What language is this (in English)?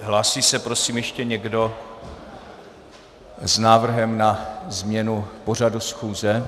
Czech